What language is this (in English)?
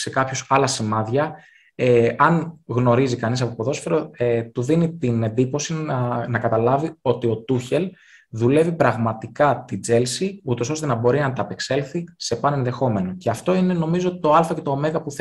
Greek